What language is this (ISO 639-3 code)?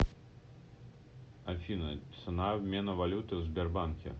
rus